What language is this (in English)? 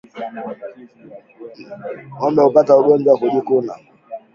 Swahili